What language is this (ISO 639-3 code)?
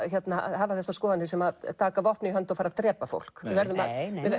isl